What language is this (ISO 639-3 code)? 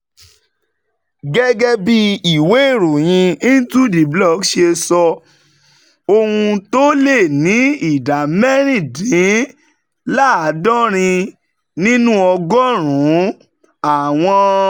yor